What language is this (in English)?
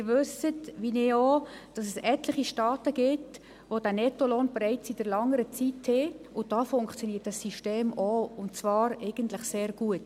Swiss German